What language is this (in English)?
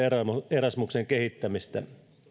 Finnish